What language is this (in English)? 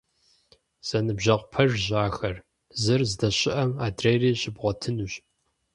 Kabardian